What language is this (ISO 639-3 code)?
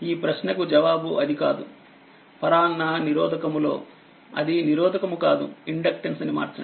tel